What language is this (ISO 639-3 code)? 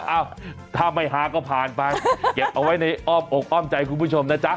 tha